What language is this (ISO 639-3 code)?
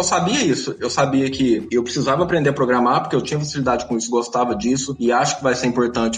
por